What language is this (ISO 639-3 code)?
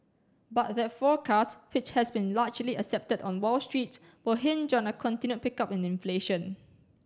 eng